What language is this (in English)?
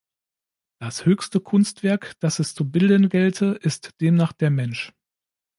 German